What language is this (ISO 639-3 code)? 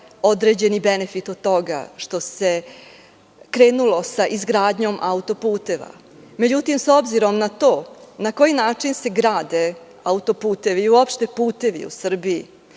srp